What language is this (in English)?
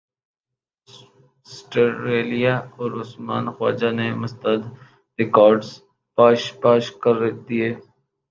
Urdu